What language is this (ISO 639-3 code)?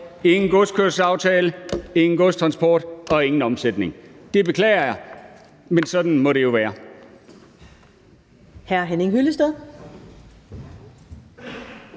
dan